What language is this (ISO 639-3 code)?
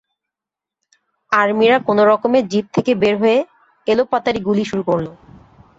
ben